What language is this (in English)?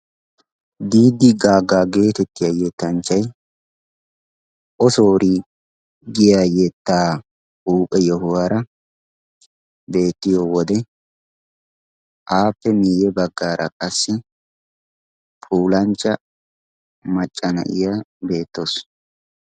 Wolaytta